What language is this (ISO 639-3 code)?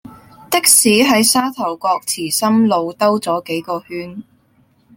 yue